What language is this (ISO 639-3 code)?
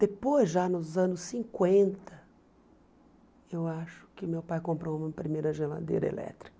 por